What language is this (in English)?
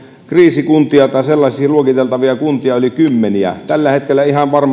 Finnish